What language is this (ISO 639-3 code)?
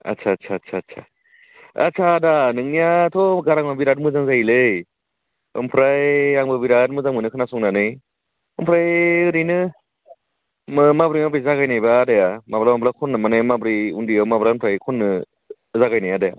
brx